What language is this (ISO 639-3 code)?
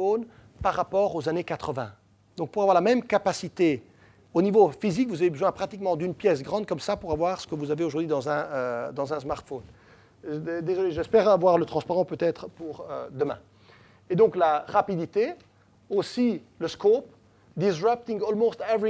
fra